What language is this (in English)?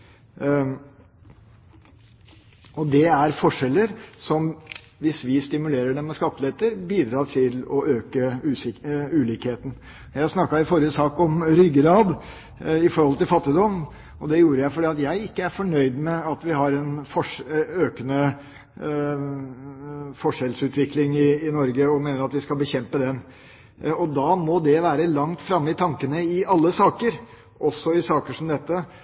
Norwegian Bokmål